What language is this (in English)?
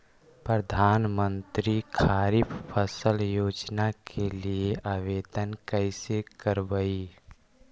Magahi